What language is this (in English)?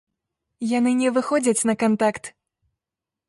Belarusian